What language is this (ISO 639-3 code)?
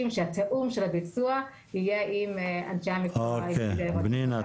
heb